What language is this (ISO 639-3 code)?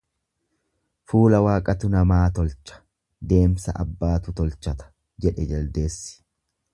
orm